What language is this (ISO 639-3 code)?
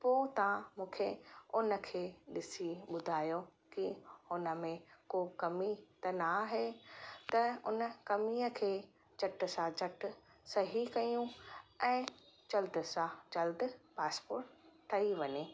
snd